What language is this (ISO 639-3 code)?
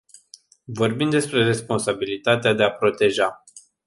ron